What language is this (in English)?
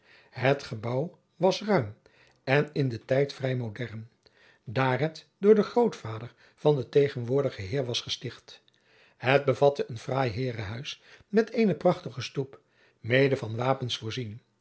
Dutch